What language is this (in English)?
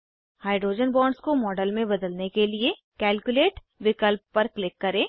Hindi